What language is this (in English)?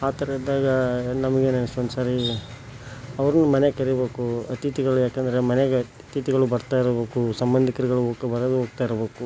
Kannada